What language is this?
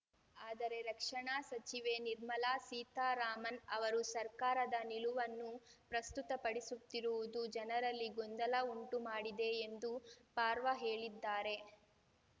Kannada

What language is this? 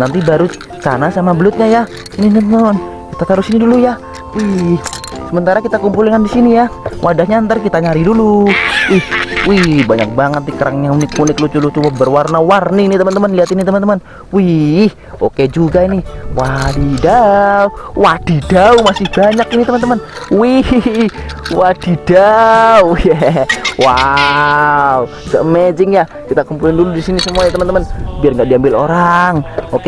Indonesian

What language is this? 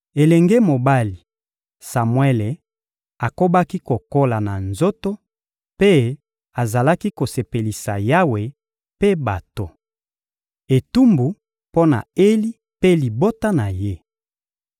Lingala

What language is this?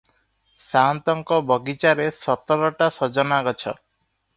Odia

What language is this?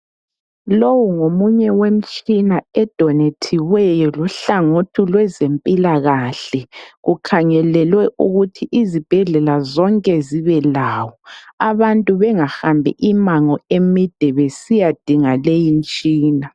North Ndebele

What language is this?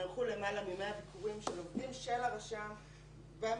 Hebrew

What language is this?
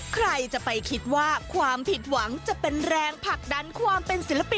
Thai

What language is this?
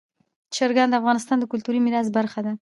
Pashto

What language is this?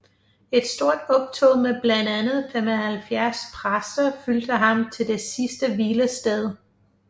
Danish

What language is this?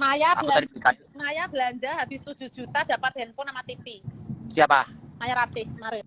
Indonesian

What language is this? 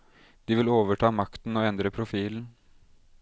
Norwegian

